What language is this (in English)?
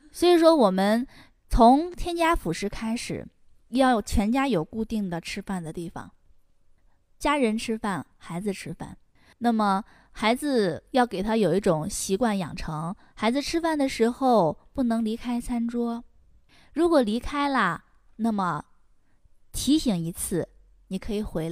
Chinese